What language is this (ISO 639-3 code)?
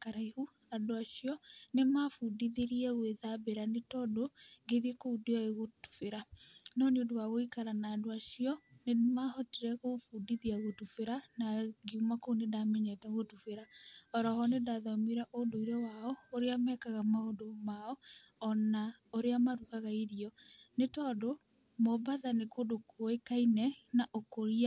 kik